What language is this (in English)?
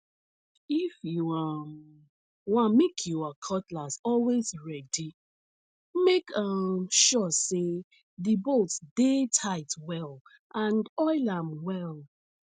Nigerian Pidgin